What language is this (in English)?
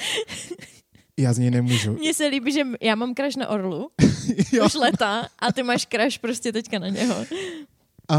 Czech